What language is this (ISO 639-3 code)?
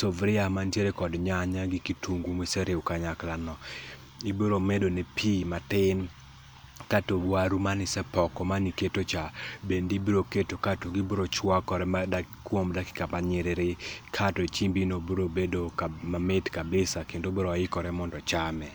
luo